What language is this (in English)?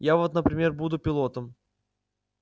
Russian